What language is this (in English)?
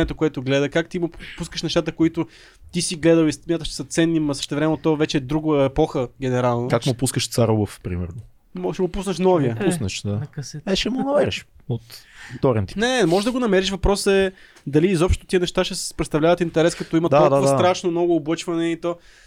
Bulgarian